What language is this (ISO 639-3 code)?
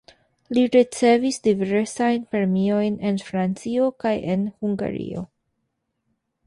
epo